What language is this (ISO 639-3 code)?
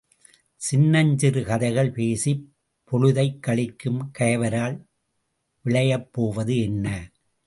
tam